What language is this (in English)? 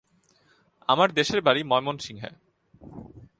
Bangla